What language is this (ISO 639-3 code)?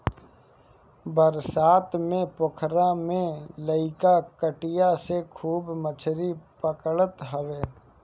bho